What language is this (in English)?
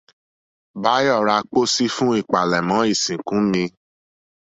Yoruba